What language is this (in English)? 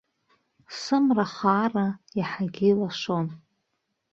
Abkhazian